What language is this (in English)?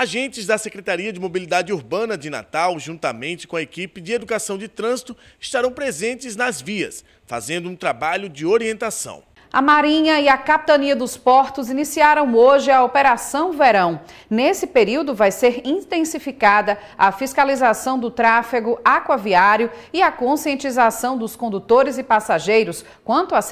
Portuguese